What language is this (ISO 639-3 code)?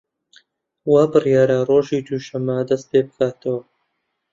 ckb